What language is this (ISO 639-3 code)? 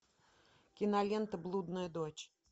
rus